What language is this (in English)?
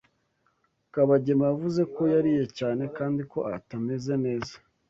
Kinyarwanda